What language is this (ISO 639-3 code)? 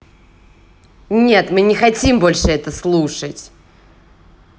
rus